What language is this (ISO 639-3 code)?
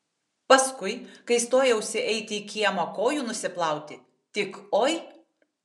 lit